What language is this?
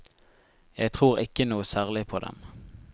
Norwegian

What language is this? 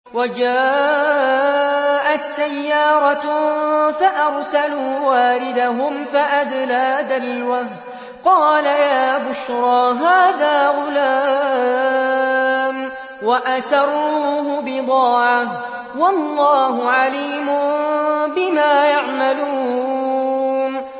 Arabic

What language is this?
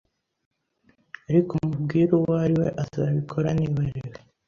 Kinyarwanda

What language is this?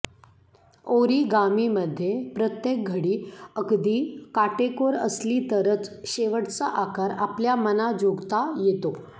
Marathi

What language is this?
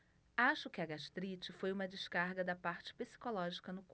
Portuguese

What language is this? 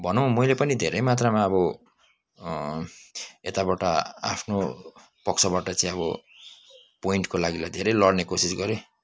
Nepali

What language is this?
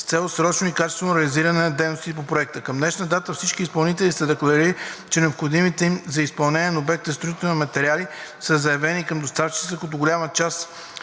Bulgarian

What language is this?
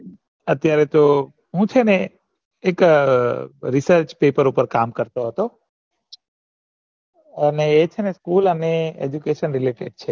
Gujarati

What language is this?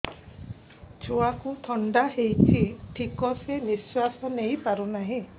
Odia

